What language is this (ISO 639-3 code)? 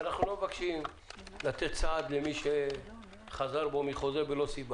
heb